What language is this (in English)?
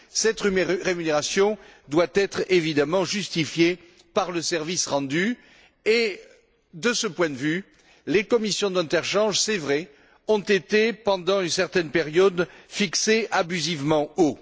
French